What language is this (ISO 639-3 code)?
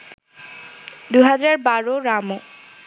ben